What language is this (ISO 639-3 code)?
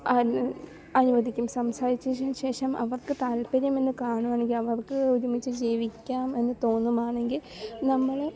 mal